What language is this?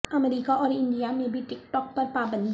Urdu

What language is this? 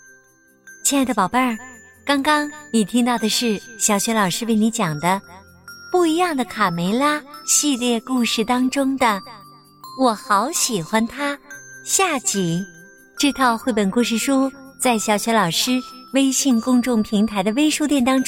Chinese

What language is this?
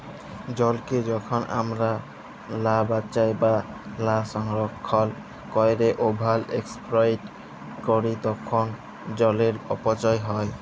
Bangla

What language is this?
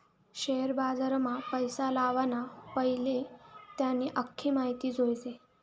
Marathi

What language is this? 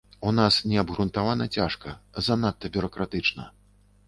Belarusian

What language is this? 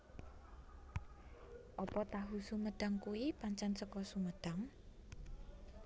Javanese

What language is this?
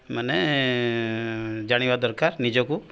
Odia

